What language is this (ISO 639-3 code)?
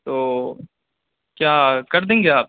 urd